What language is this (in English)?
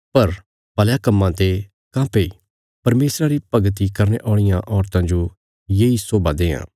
Bilaspuri